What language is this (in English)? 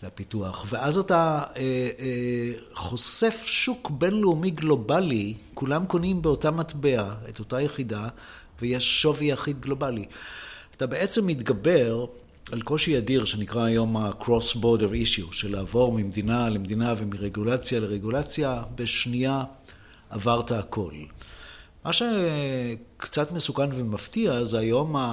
Hebrew